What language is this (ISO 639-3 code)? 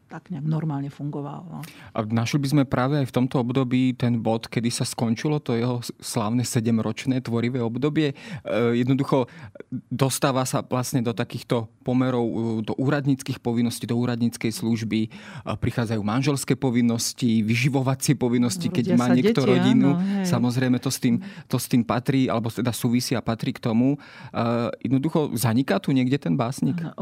slk